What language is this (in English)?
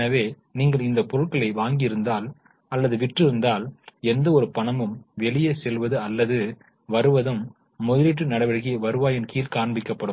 Tamil